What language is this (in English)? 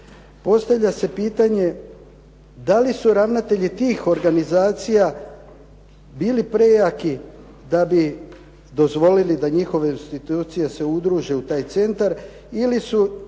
Croatian